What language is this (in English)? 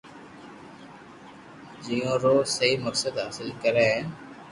Loarki